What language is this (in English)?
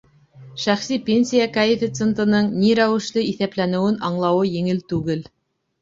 Bashkir